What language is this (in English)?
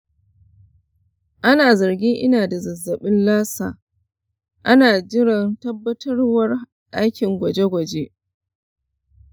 Hausa